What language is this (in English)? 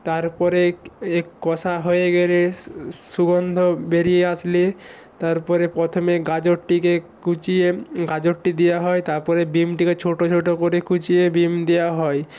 Bangla